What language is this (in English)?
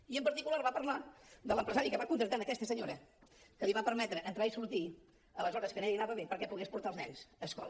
Catalan